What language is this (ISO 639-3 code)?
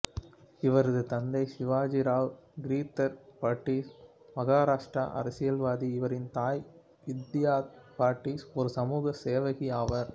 tam